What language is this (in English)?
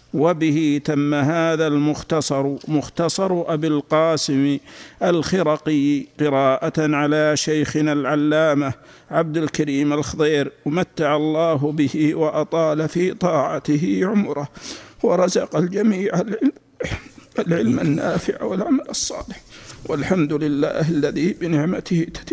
Arabic